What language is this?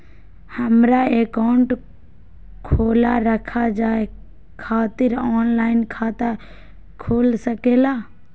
Magahi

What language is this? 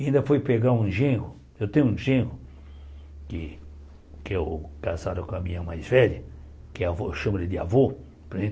Portuguese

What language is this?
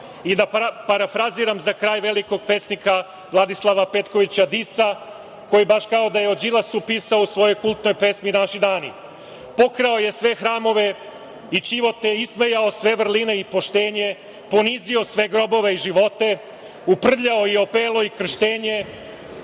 Serbian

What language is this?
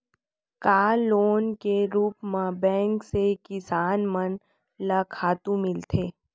Chhattisgarhi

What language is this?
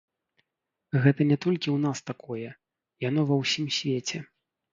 Belarusian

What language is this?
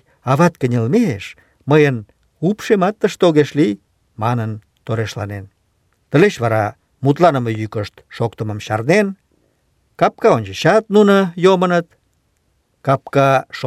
Russian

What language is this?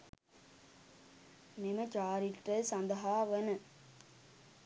Sinhala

